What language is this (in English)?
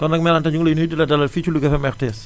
Wolof